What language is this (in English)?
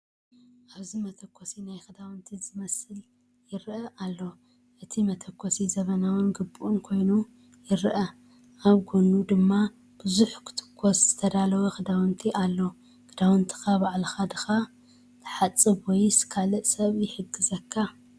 Tigrinya